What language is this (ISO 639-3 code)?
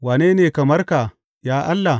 hau